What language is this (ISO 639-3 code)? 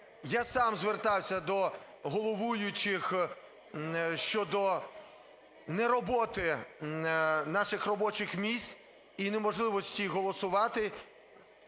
ukr